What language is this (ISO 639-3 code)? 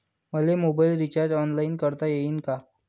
mar